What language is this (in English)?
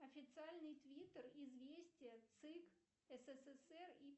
Russian